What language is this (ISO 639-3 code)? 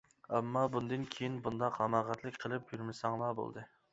uig